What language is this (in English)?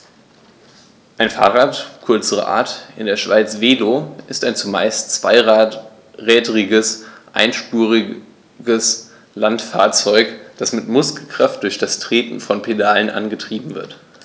German